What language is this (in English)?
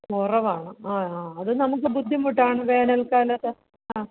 Malayalam